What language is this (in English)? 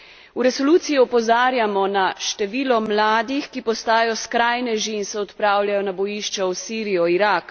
Slovenian